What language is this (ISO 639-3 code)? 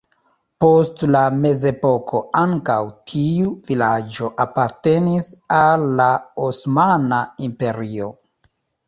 epo